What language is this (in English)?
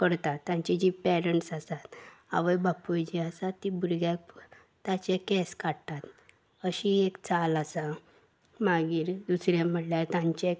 Konkani